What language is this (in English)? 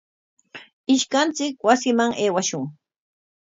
Corongo Ancash Quechua